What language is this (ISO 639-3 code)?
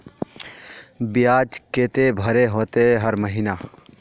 mag